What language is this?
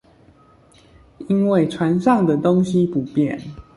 Chinese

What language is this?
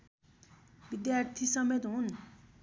Nepali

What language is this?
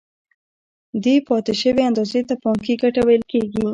Pashto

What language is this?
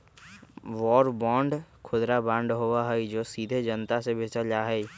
Magahi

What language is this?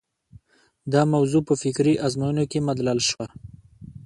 Pashto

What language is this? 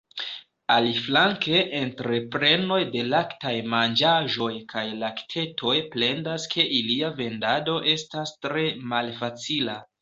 Esperanto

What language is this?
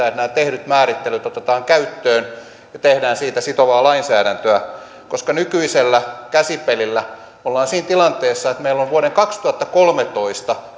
Finnish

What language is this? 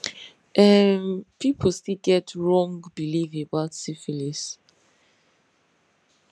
Nigerian Pidgin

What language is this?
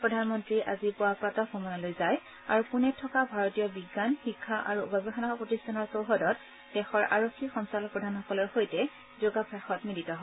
Assamese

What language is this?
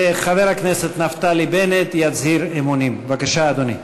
Hebrew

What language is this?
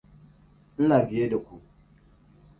Hausa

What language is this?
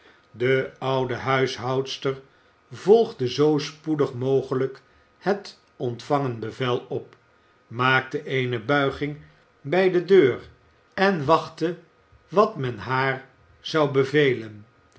Dutch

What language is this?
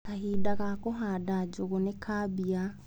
Kikuyu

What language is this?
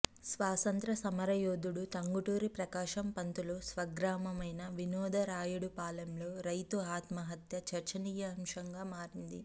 Telugu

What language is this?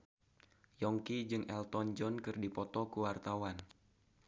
Sundanese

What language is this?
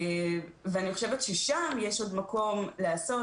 Hebrew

